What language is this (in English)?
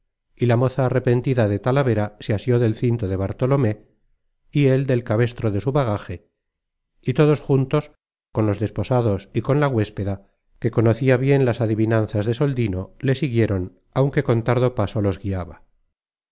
Spanish